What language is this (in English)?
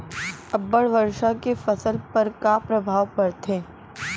Chhattisgarhi